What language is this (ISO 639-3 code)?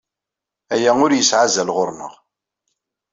kab